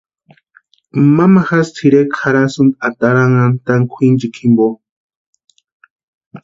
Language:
Western Highland Purepecha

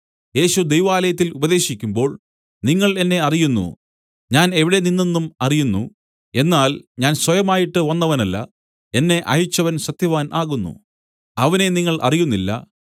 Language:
Malayalam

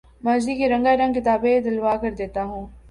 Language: Urdu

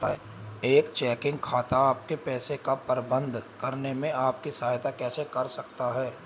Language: Hindi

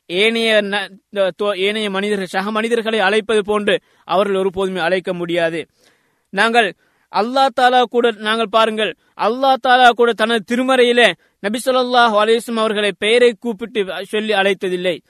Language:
Tamil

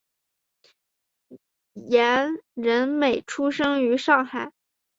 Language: Chinese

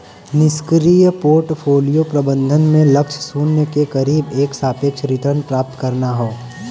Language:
Bhojpuri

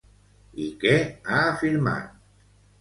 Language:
Catalan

